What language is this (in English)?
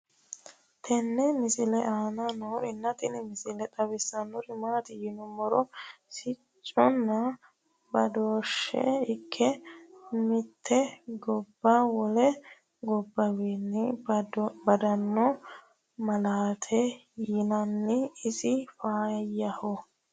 Sidamo